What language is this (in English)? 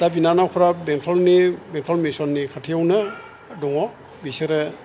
Bodo